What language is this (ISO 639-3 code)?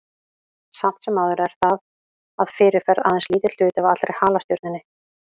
isl